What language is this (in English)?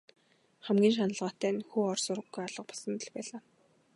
Mongolian